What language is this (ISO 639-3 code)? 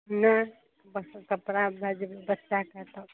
mai